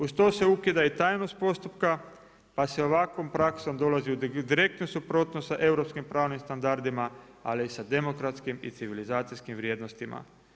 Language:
Croatian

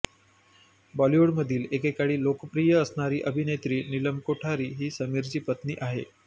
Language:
Marathi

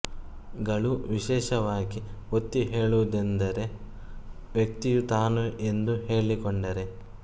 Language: Kannada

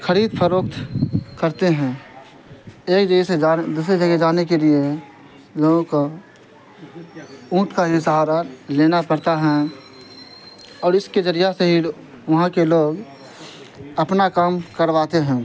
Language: Urdu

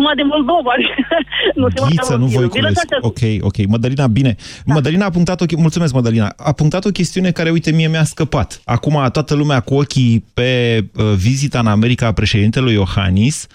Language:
Romanian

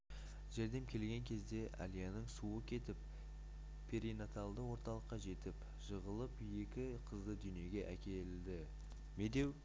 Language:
Kazakh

